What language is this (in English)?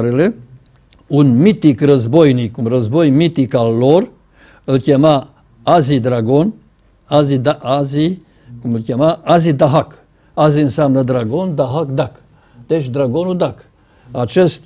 Romanian